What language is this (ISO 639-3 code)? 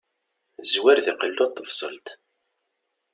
kab